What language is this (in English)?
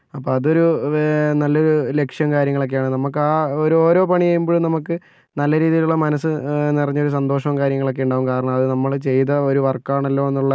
Malayalam